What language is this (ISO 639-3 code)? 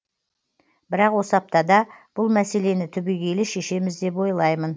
kaz